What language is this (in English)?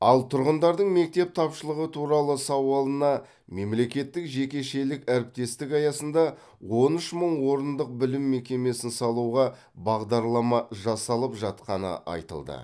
Kazakh